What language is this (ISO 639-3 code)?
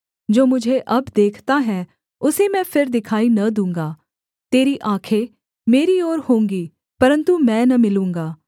hin